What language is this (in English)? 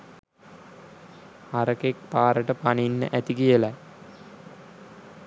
Sinhala